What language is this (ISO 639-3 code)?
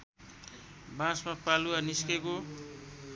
nep